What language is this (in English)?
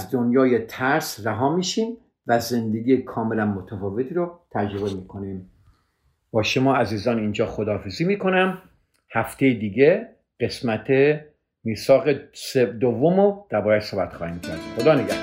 Persian